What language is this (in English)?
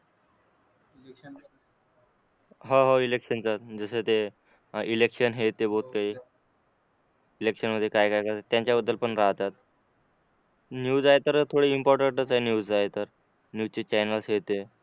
Marathi